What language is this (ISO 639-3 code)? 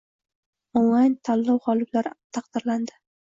uzb